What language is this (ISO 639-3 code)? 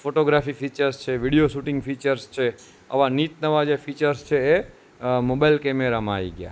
guj